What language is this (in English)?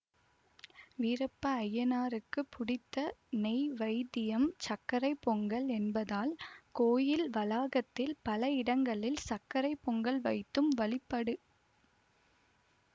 Tamil